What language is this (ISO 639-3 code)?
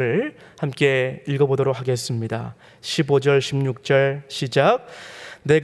kor